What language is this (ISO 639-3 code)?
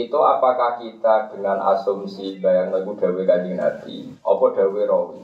ind